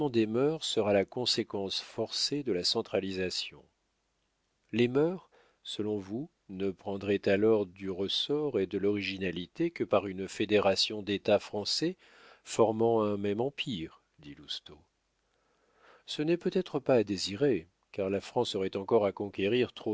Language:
French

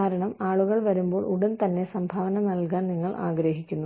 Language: Malayalam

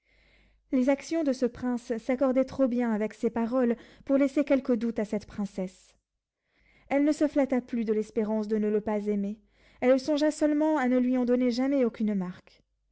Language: French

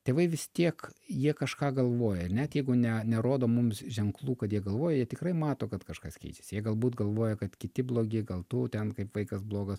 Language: Lithuanian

